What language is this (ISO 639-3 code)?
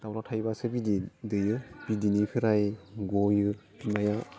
brx